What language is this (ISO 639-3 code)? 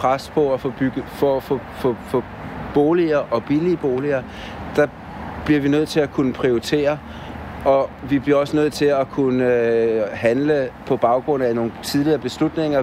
dan